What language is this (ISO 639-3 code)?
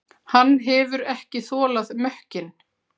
isl